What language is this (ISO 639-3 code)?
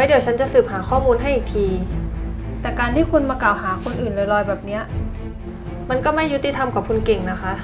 tha